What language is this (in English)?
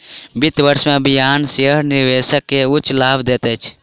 Maithili